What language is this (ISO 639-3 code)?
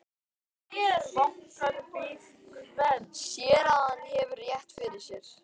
isl